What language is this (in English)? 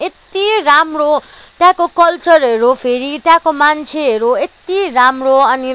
Nepali